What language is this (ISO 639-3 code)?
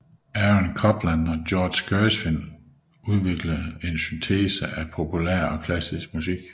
dan